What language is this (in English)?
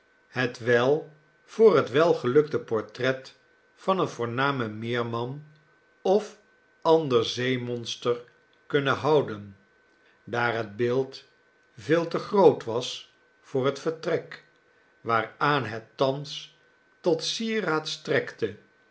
Dutch